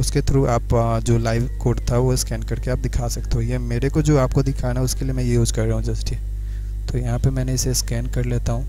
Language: Hindi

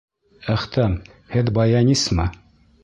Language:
Bashkir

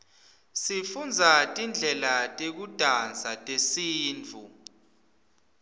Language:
Swati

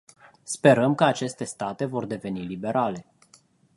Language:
Romanian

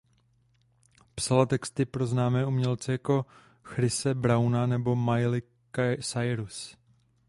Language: Czech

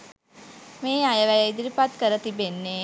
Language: Sinhala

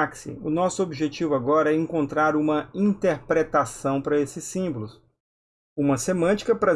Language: Portuguese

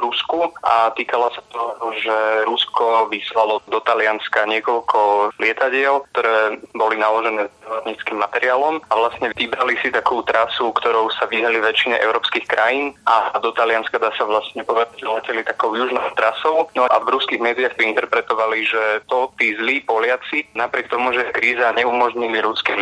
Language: Slovak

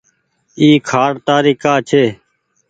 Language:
Goaria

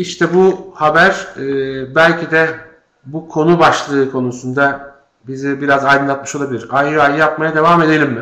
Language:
Turkish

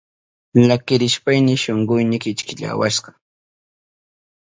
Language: Southern Pastaza Quechua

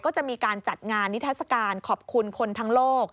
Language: Thai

